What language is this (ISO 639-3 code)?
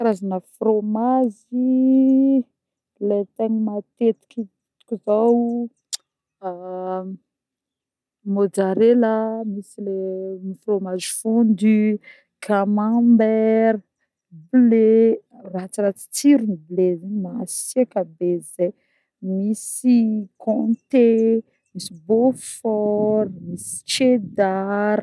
bmm